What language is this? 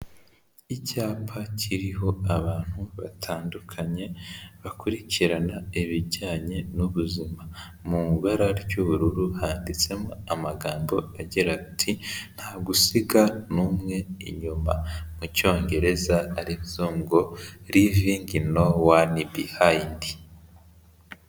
Kinyarwanda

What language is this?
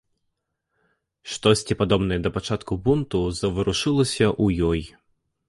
Belarusian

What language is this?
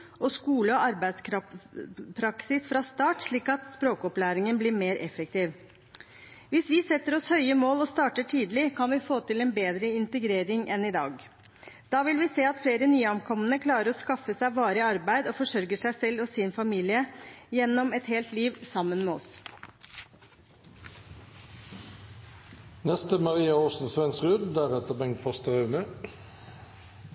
Norwegian Bokmål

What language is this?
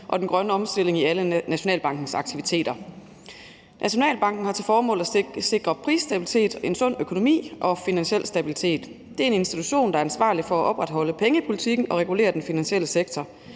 Danish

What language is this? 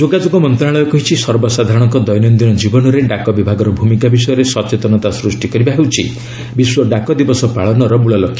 Odia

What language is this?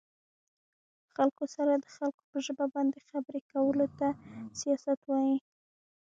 Pashto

